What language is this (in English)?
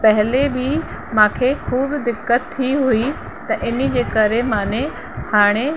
Sindhi